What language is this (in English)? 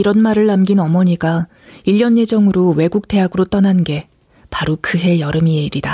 Korean